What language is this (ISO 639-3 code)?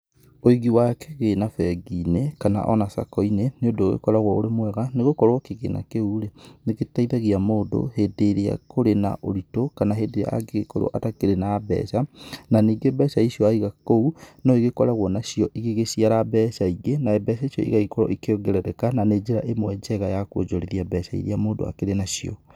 kik